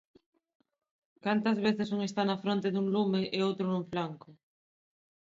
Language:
Galician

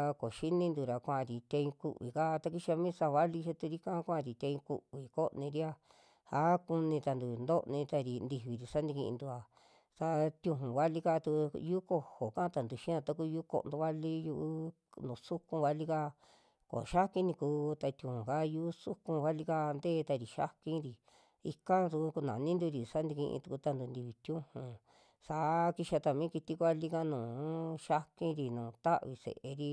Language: Western Juxtlahuaca Mixtec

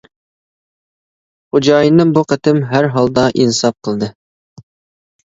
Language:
Uyghur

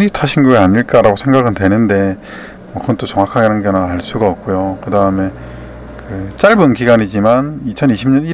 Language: Korean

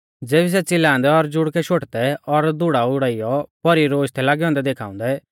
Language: Mahasu Pahari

